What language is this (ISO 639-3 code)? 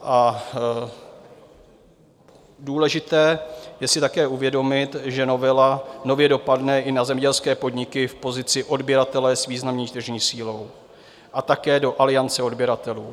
ces